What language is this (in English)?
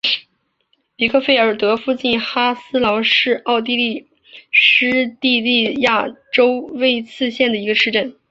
Chinese